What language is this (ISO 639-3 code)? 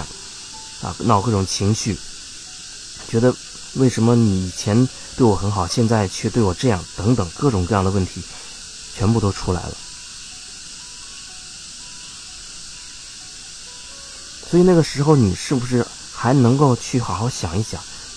zho